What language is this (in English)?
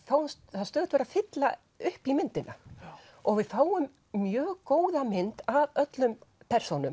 Icelandic